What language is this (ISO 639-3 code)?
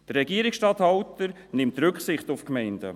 gsw